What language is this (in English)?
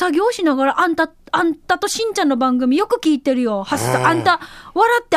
Japanese